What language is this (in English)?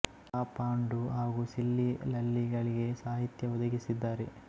Kannada